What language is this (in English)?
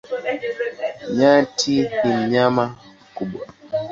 Swahili